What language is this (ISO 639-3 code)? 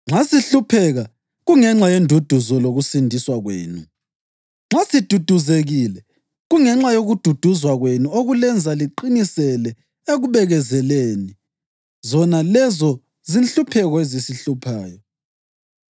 nde